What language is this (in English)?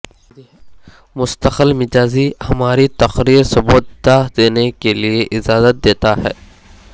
Urdu